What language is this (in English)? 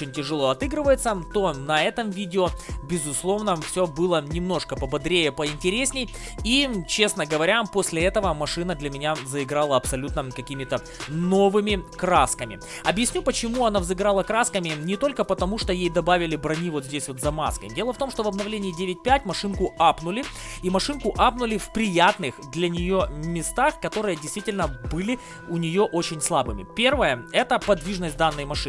Russian